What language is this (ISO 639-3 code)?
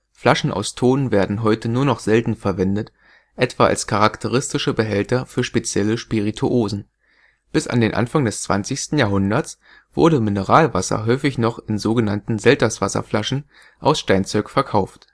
deu